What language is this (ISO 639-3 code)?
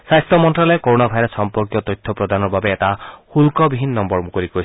asm